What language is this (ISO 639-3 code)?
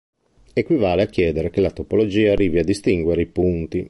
ita